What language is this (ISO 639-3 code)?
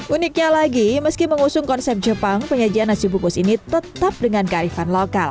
ind